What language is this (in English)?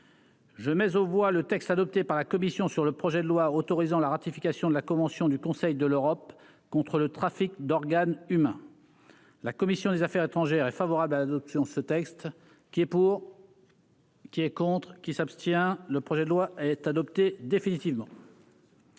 French